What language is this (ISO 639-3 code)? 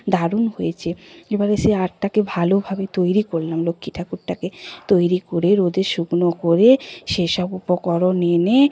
ben